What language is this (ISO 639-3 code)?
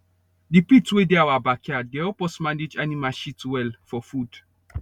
pcm